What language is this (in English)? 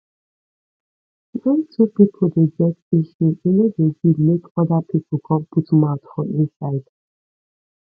Nigerian Pidgin